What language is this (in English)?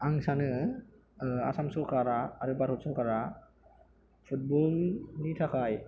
Bodo